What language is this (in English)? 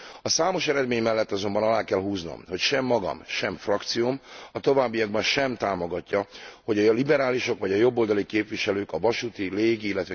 Hungarian